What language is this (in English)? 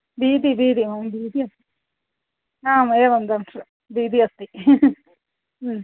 Sanskrit